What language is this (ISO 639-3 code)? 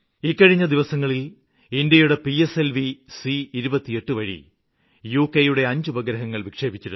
mal